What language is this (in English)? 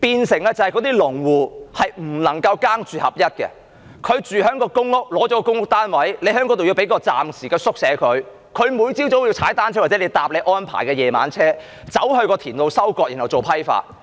Cantonese